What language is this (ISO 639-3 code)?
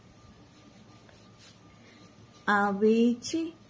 guj